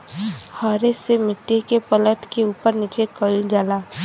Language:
Bhojpuri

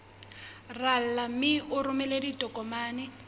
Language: Southern Sotho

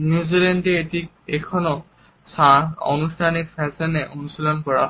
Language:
Bangla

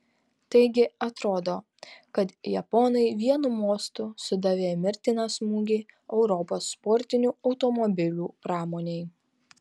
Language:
Lithuanian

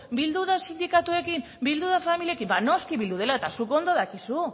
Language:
Basque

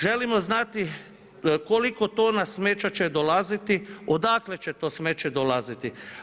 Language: Croatian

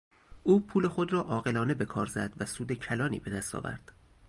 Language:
Persian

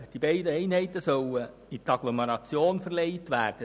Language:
Swiss German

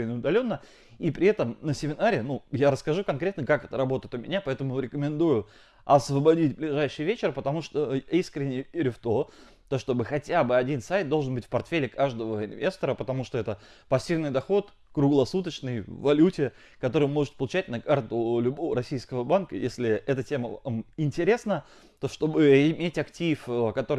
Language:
Russian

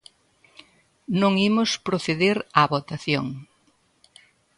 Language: Galician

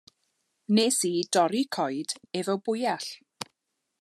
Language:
Welsh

